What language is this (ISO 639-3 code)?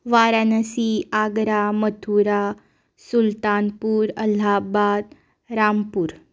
kok